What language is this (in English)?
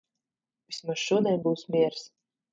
Latvian